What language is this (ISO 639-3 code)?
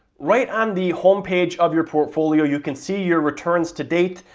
eng